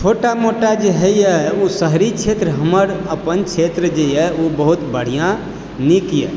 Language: Maithili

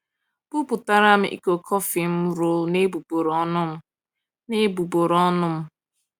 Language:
Igbo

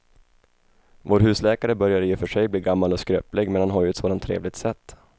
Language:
Swedish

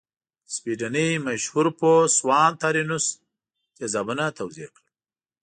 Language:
Pashto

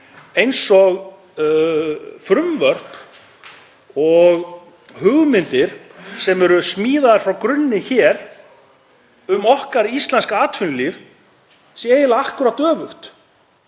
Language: Icelandic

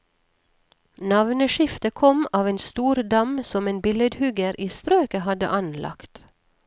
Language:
Norwegian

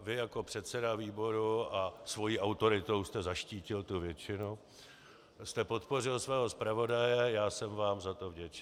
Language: Czech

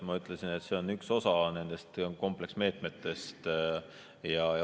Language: Estonian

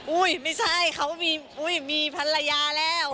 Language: Thai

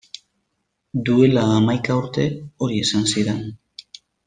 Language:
Basque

